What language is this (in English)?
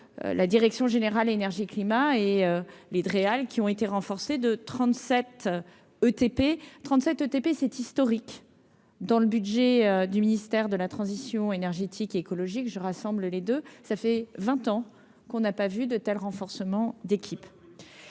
French